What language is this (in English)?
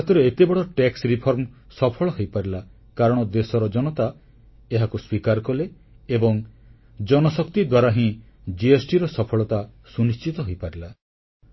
Odia